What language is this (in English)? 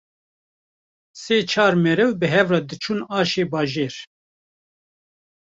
Kurdish